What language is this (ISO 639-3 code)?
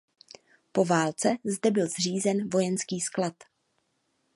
ces